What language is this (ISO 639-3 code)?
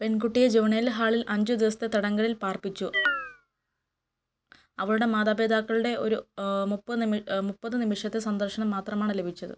mal